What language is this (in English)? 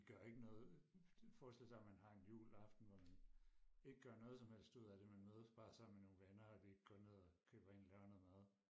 Danish